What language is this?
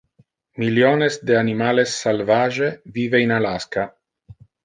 Interlingua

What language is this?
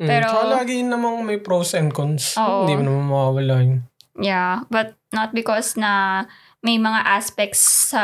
Filipino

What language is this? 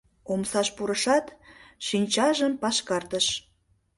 Mari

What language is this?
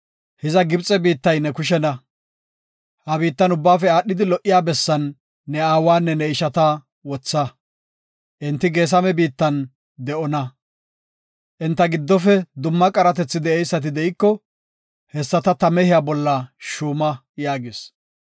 Gofa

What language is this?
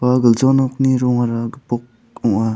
Garo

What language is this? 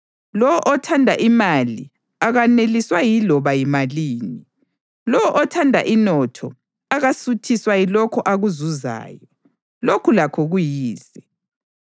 North Ndebele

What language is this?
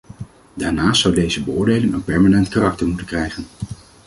Dutch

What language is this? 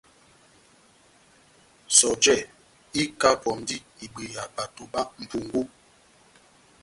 Batanga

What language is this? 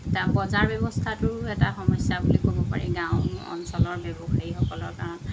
Assamese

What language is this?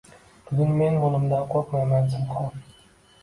Uzbek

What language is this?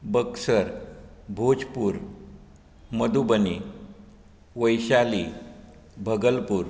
Konkani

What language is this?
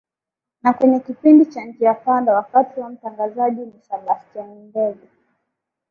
Swahili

